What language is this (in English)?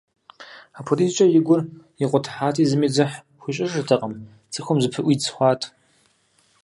Kabardian